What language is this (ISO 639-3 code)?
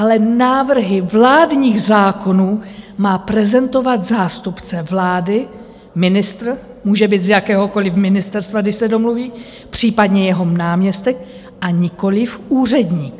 ces